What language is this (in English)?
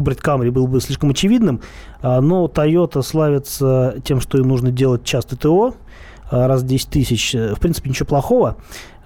Russian